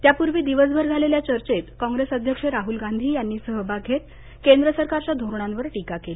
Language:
Marathi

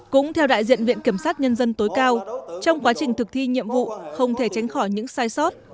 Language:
Vietnamese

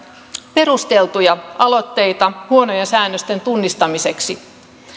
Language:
Finnish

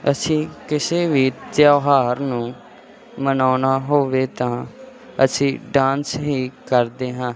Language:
Punjabi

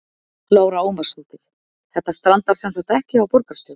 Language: Icelandic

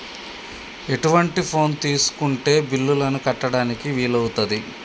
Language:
Telugu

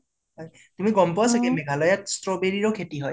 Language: Assamese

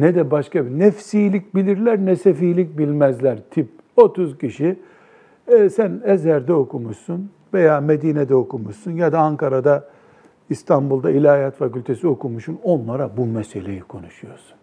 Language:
Turkish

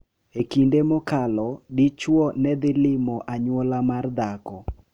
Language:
Luo (Kenya and Tanzania)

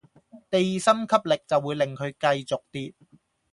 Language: Cantonese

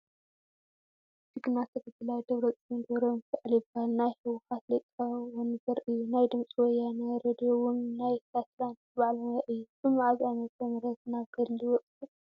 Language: Tigrinya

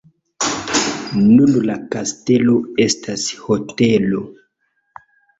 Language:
Esperanto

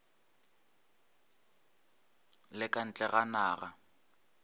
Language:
Northern Sotho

